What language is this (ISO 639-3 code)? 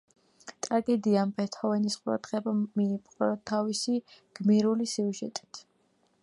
kat